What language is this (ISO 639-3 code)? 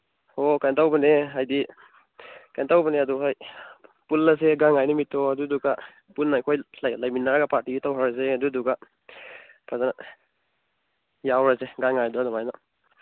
mni